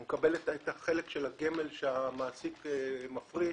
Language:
Hebrew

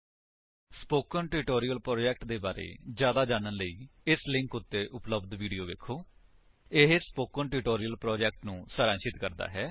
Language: Punjabi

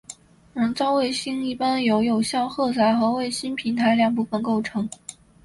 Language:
Chinese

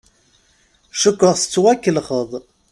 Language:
Kabyle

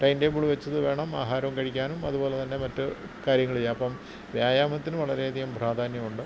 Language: Malayalam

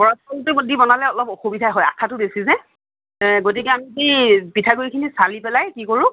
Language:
Assamese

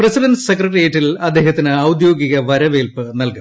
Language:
Malayalam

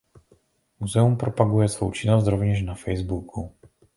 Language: Czech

